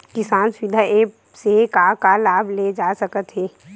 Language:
Chhattisgarhi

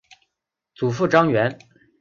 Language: Chinese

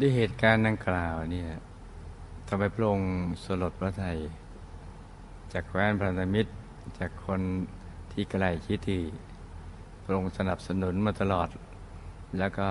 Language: Thai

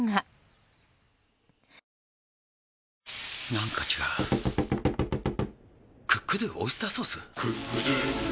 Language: Japanese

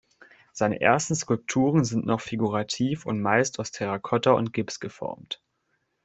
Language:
German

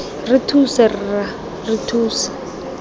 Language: Tswana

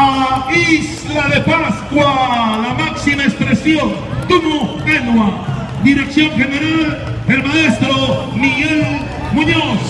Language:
Spanish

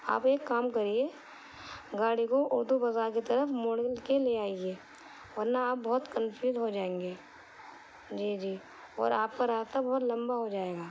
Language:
Urdu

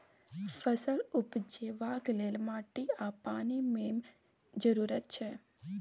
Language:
Maithili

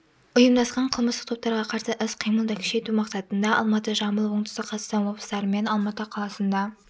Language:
Kazakh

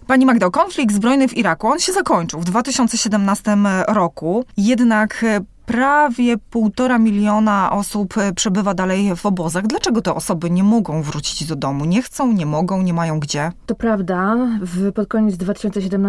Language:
Polish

